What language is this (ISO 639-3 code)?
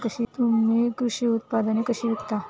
mar